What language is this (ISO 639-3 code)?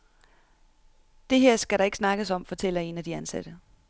dan